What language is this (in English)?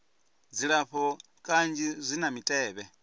Venda